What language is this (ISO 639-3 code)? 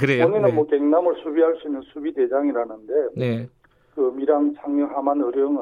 kor